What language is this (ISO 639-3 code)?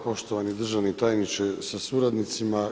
hrv